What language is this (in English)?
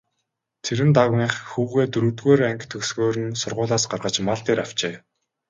Mongolian